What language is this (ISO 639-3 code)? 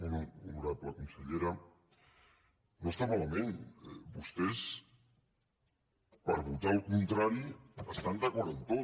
cat